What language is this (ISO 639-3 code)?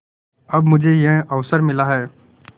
hin